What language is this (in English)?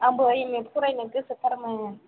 Bodo